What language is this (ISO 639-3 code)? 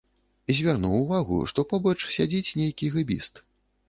bel